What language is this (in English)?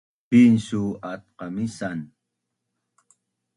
Bunun